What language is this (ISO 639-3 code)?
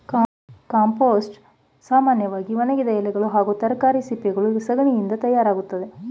kan